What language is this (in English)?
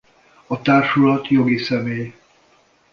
Hungarian